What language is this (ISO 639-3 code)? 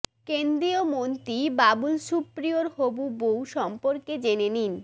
ben